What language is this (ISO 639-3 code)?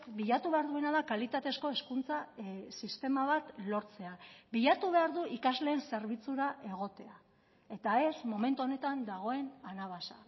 eus